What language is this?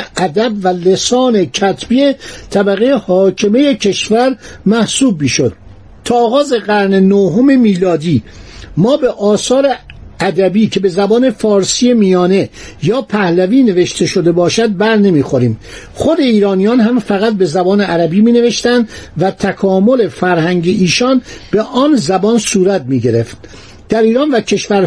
Persian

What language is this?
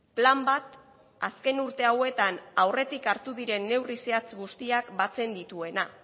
Basque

